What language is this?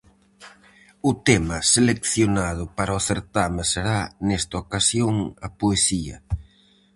Galician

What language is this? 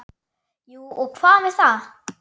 Icelandic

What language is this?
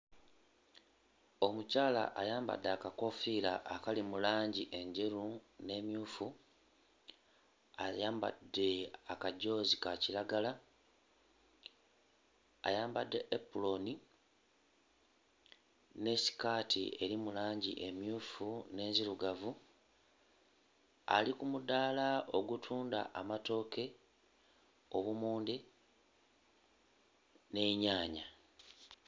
Ganda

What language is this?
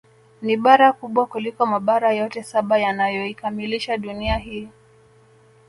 Swahili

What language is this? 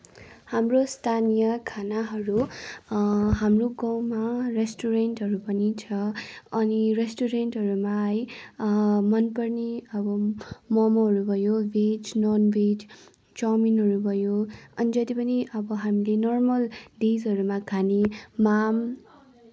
Nepali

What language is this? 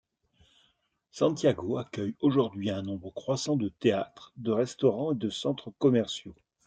French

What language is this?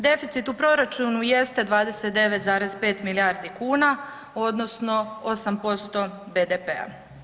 Croatian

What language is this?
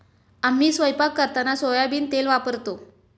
Marathi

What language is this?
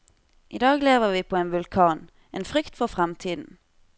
Norwegian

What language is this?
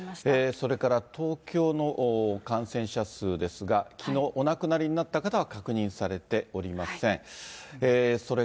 Japanese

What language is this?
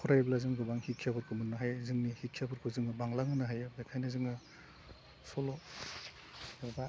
Bodo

